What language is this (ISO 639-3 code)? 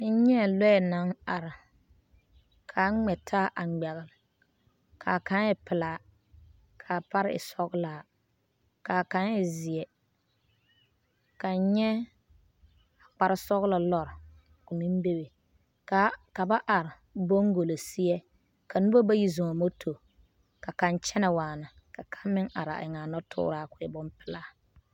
dga